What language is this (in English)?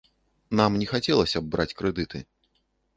Belarusian